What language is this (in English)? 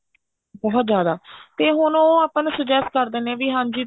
Punjabi